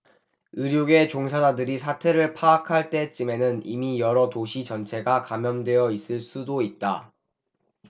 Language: Korean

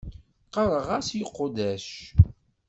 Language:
Kabyle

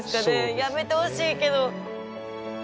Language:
Japanese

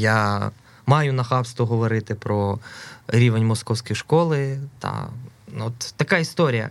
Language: Ukrainian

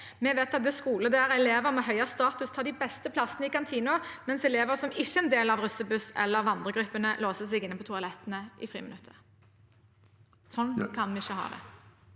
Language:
Norwegian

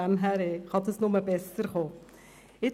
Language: Swiss German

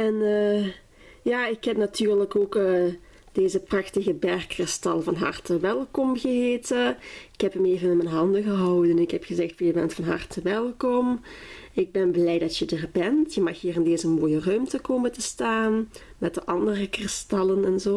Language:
Dutch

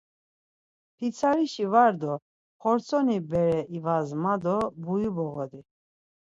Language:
Laz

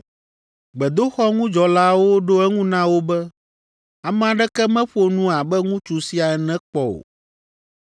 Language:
Ewe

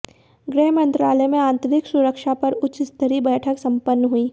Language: Hindi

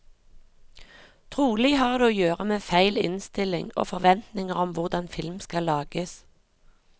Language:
Norwegian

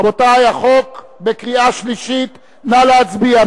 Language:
Hebrew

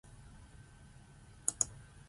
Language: Zulu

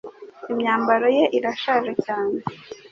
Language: Kinyarwanda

